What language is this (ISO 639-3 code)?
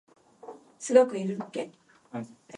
jpn